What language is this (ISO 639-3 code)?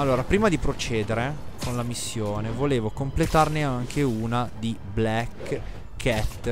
ita